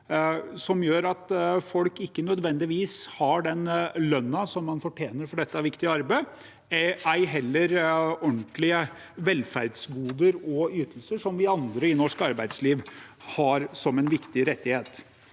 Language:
Norwegian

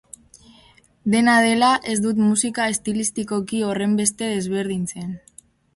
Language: Basque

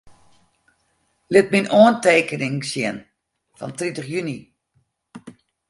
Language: Western Frisian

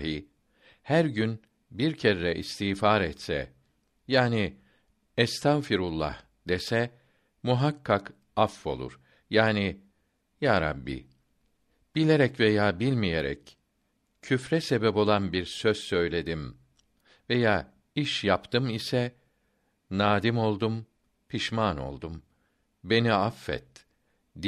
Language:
Turkish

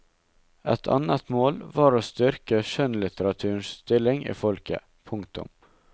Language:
Norwegian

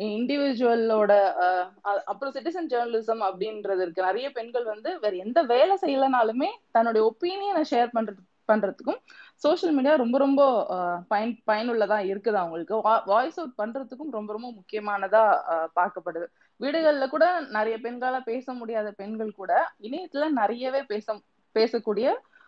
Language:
Tamil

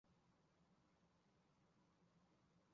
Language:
Chinese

